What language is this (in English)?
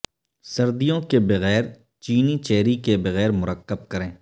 Urdu